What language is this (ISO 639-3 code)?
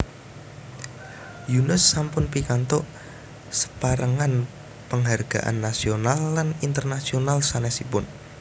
jav